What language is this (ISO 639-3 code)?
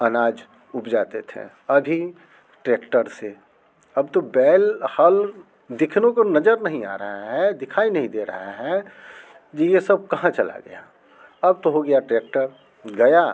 hin